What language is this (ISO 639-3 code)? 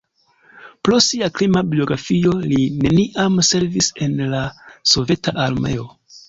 epo